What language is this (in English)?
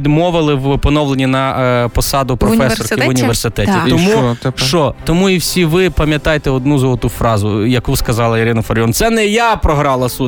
Ukrainian